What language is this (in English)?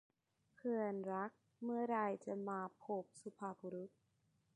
Thai